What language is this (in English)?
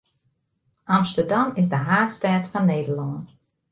Western Frisian